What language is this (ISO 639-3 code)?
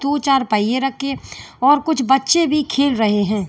hin